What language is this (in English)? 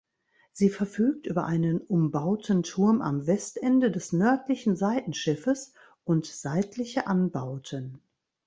German